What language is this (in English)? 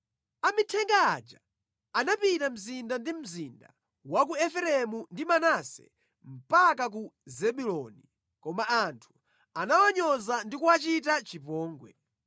Nyanja